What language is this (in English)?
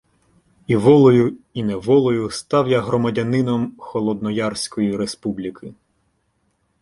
Ukrainian